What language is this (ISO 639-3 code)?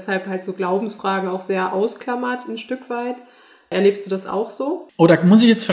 deu